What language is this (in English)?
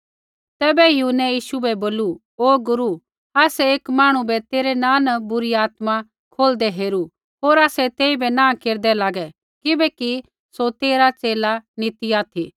Kullu Pahari